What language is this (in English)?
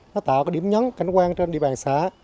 Vietnamese